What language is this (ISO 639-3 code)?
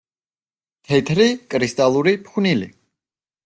kat